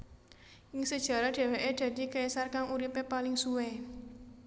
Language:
Javanese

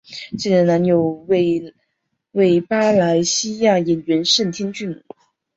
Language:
Chinese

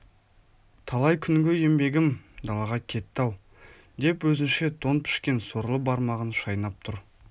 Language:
Kazakh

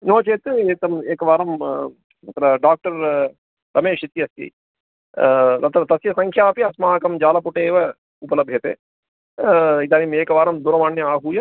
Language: Sanskrit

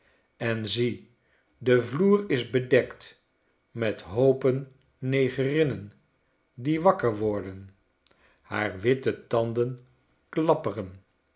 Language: Dutch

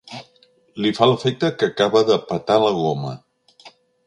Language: Catalan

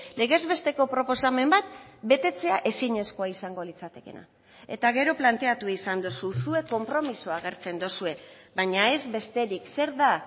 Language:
Basque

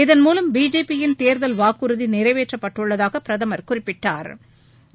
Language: Tamil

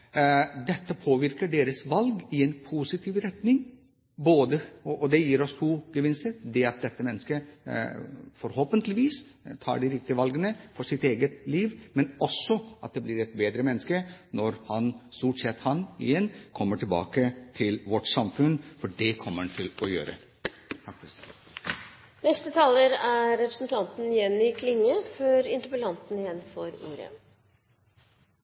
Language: Norwegian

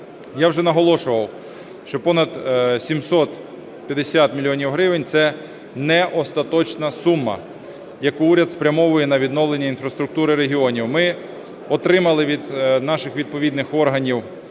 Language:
Ukrainian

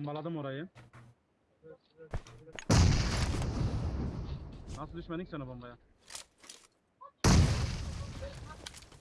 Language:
Turkish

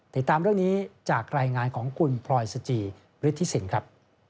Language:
Thai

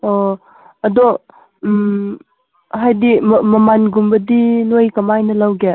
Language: Manipuri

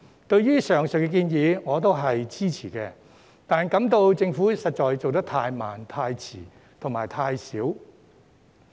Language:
Cantonese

